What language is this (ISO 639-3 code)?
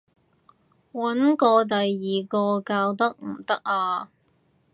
yue